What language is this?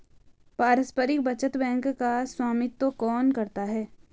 Hindi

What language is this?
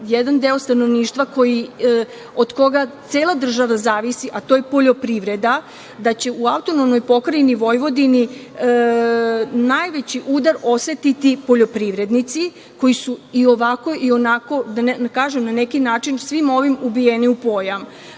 Serbian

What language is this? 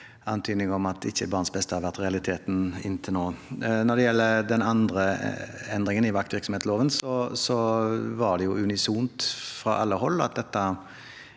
Norwegian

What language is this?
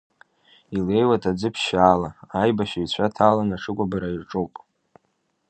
Abkhazian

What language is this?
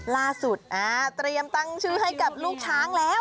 Thai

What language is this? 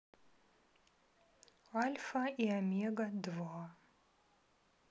Russian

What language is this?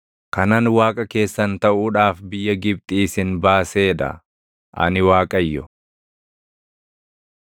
Oromo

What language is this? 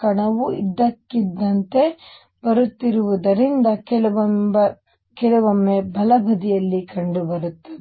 Kannada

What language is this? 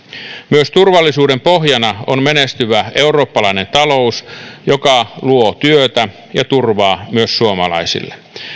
Finnish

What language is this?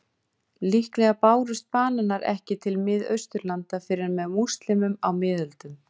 Icelandic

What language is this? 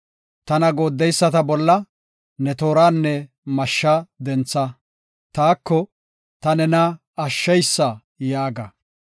Gofa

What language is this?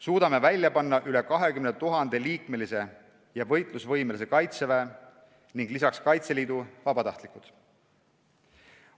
Estonian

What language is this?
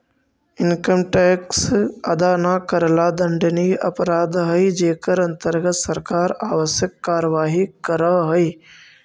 Magahi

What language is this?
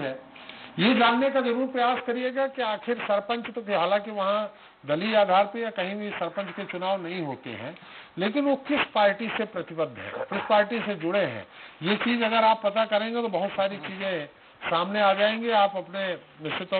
Hindi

